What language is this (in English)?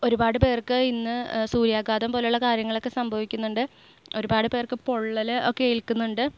Malayalam